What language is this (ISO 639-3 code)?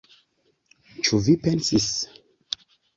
epo